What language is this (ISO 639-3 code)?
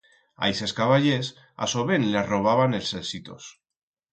arg